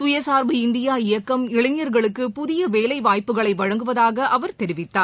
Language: Tamil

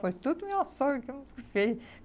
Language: Portuguese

